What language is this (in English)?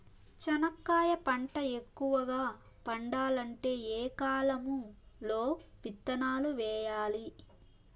Telugu